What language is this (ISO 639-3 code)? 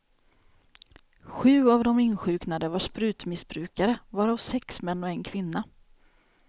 swe